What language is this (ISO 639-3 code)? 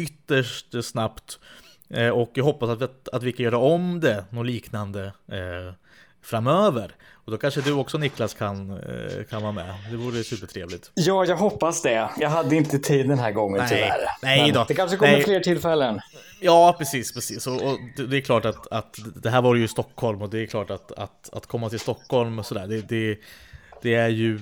swe